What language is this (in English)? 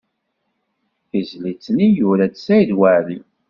Kabyle